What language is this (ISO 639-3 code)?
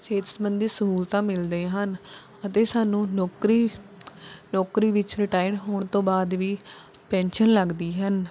pan